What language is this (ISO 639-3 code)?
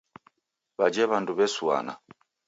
dav